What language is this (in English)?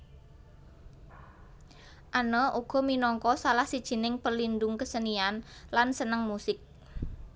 Javanese